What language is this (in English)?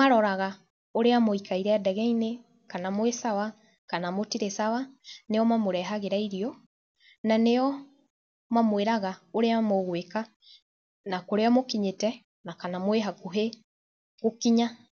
Kikuyu